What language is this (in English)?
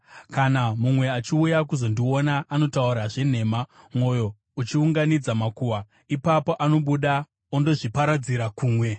Shona